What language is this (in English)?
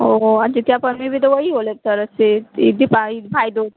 Maithili